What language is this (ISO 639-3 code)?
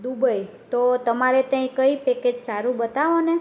guj